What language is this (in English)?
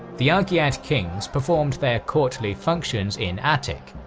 English